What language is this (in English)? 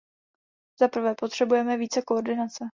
Czech